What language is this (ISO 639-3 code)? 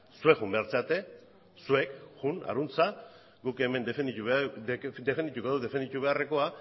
eus